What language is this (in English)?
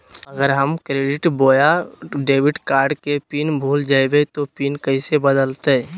Magahi